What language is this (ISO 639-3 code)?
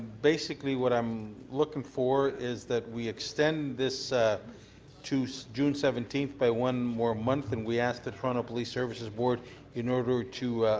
eng